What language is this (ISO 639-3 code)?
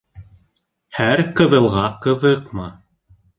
bak